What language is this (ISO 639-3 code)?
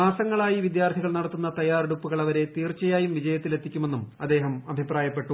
mal